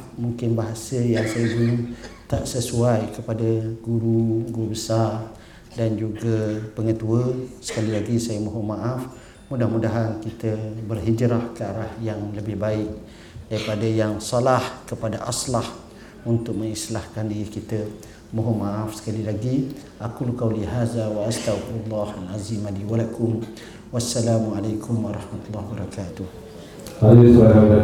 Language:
Malay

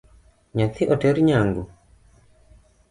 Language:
Luo (Kenya and Tanzania)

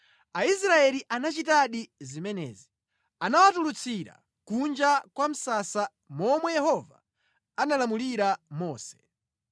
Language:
Nyanja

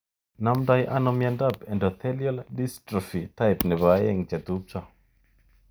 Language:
Kalenjin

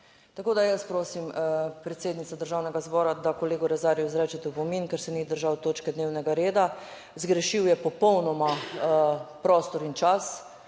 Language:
Slovenian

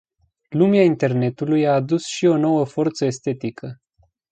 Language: Romanian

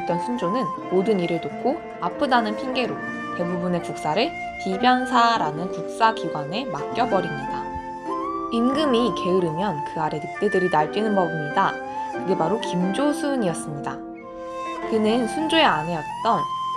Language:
Korean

